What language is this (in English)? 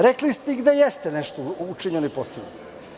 Serbian